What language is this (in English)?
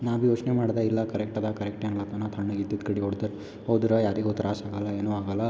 Kannada